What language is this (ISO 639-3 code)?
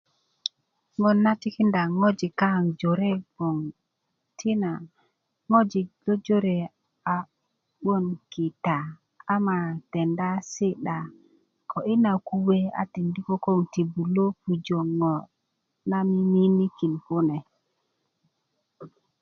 ukv